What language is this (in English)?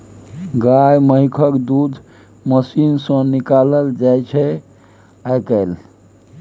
Maithili